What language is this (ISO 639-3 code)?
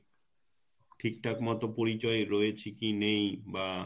ben